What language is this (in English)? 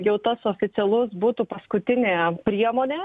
Lithuanian